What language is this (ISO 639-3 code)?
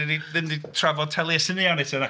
cym